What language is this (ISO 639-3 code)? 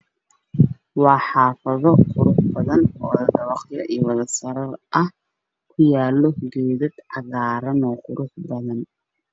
som